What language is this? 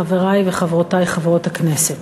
Hebrew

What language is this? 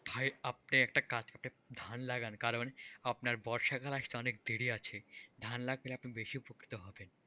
Bangla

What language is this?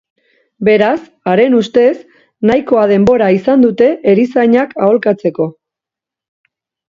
Basque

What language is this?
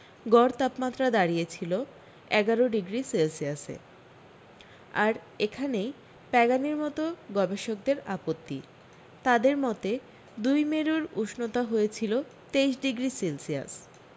Bangla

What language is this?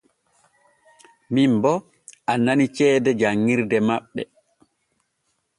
Borgu Fulfulde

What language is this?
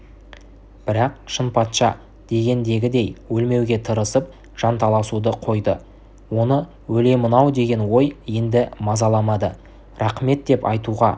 Kazakh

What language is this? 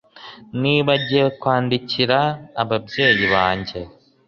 Kinyarwanda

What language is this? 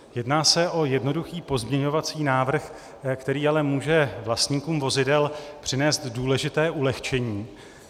Czech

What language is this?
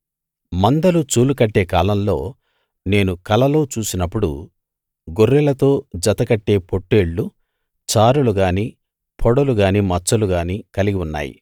Telugu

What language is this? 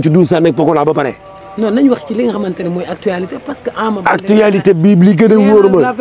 French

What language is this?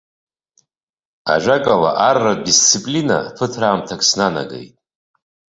Abkhazian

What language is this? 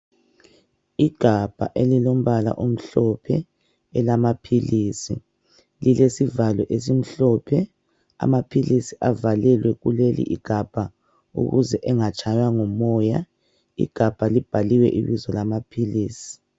North Ndebele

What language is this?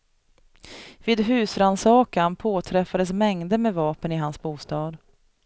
Swedish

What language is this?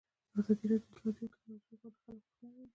Pashto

